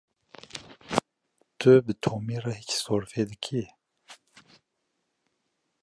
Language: Kurdish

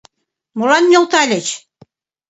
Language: Mari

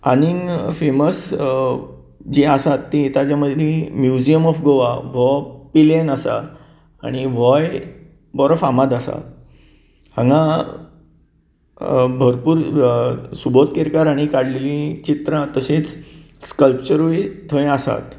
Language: Konkani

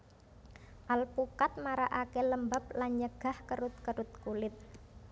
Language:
Javanese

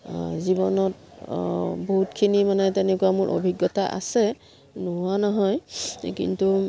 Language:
Assamese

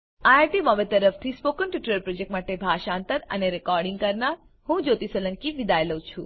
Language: Gujarati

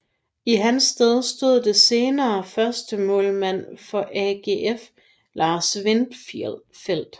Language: Danish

